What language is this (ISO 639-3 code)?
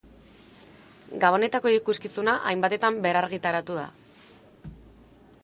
eus